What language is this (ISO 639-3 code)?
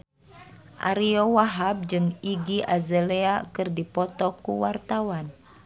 sun